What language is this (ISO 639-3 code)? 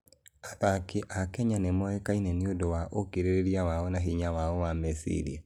kik